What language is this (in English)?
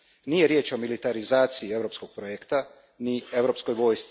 Croatian